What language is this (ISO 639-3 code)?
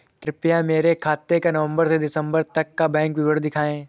hin